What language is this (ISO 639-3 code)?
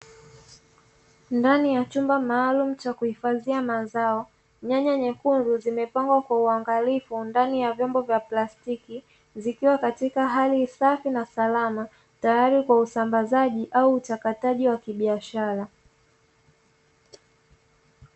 swa